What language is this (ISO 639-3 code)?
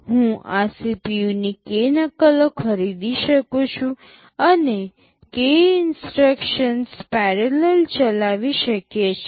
guj